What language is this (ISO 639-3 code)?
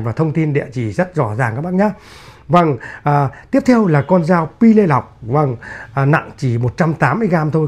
vie